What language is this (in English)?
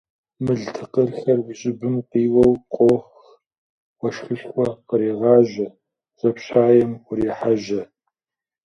Kabardian